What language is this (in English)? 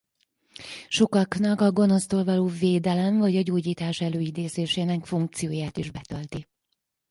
Hungarian